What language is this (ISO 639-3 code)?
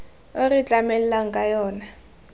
tsn